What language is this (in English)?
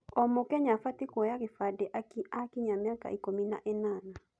Kikuyu